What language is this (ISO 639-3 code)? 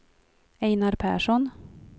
swe